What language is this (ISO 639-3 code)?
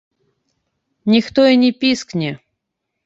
bel